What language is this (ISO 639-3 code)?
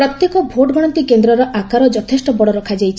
ori